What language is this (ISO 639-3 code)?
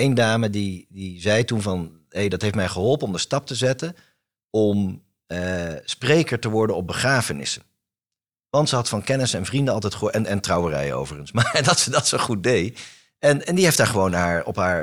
nld